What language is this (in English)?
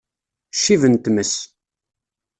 Kabyle